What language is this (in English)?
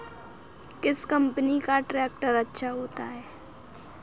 Hindi